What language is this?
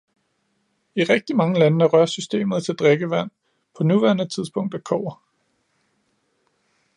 Danish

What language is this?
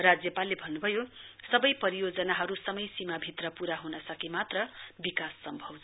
Nepali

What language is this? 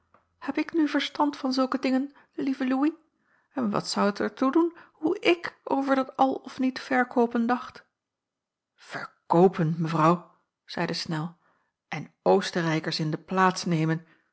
Dutch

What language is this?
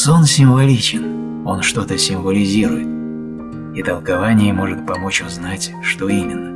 Russian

